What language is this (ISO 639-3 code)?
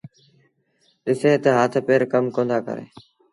sbn